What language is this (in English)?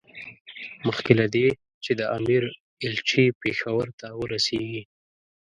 Pashto